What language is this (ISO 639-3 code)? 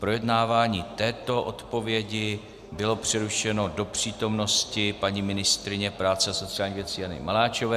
ces